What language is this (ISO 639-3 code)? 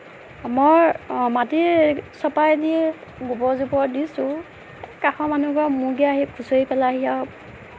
asm